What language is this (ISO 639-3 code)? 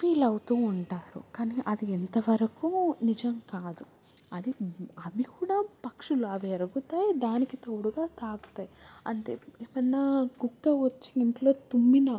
tel